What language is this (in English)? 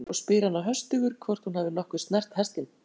Icelandic